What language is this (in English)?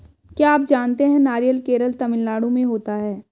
Hindi